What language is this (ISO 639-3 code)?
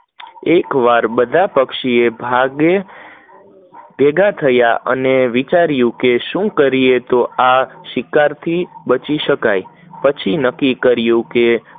guj